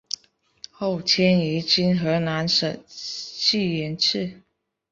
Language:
Chinese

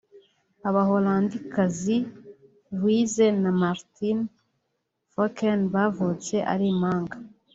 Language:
Kinyarwanda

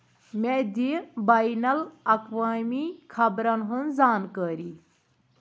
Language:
Kashmiri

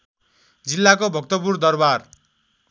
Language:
Nepali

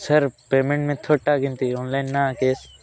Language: Odia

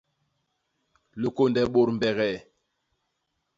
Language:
Basaa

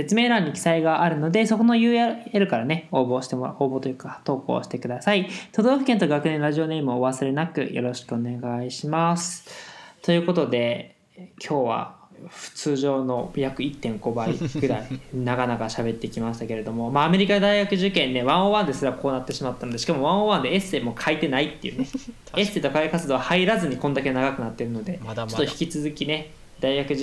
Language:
Japanese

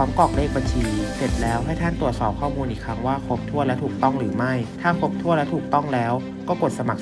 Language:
Thai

